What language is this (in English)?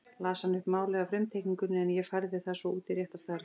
Icelandic